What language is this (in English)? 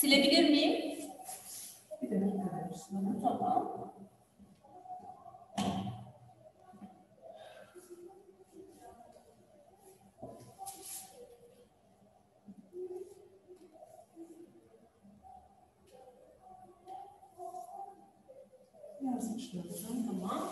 Turkish